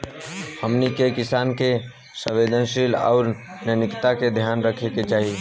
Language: Bhojpuri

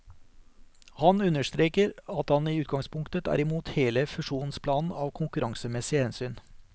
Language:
Norwegian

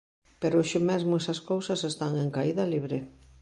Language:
Galician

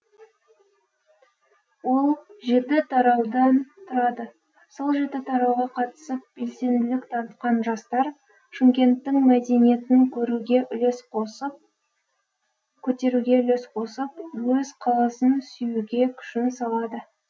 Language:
Kazakh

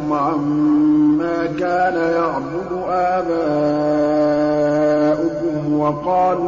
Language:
Arabic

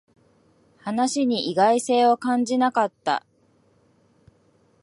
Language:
Japanese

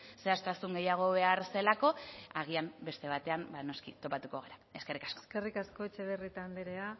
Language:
Basque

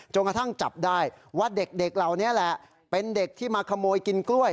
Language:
Thai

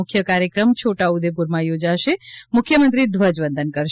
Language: Gujarati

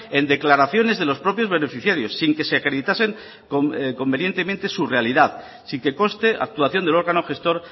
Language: Spanish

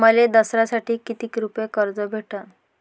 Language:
Marathi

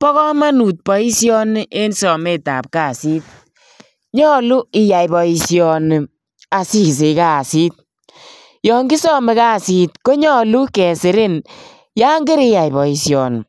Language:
Kalenjin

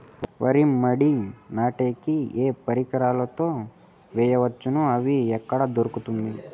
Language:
Telugu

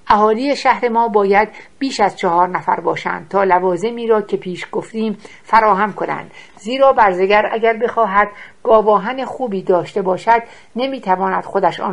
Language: Persian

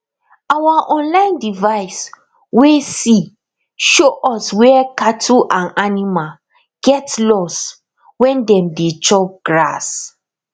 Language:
Nigerian Pidgin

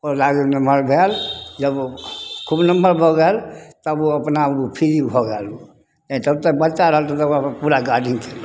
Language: Maithili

